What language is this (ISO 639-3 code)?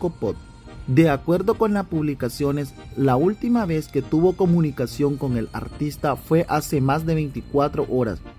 spa